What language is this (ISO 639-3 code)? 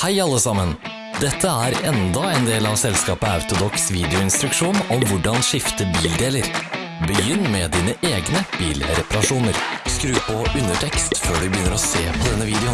nor